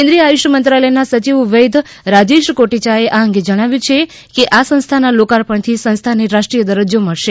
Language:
Gujarati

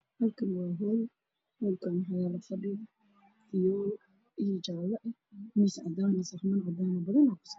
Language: Somali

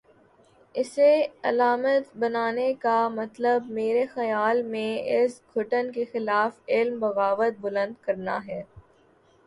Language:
Urdu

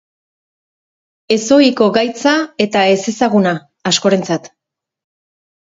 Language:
Basque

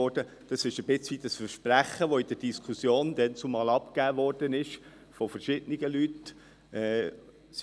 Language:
Swiss German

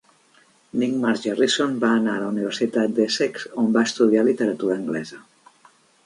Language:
Catalan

